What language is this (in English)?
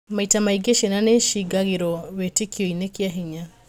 Kikuyu